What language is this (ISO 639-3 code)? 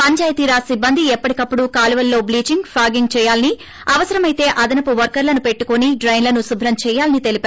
tel